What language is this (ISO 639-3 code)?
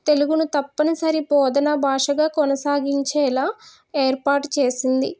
tel